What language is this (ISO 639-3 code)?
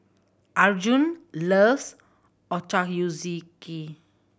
eng